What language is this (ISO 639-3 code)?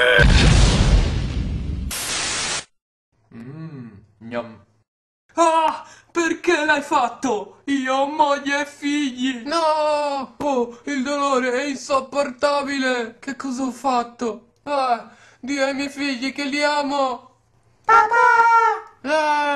ita